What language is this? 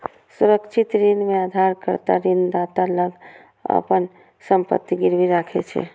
Maithili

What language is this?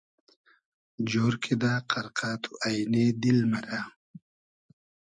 Hazaragi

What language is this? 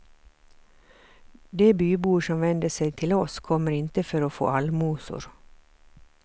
Swedish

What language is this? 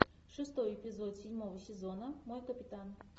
Russian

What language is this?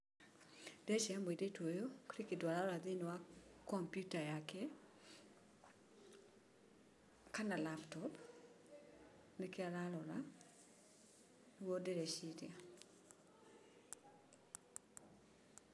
Kikuyu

